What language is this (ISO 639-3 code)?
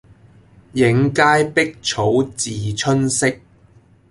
yue